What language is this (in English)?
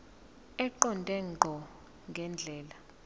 Zulu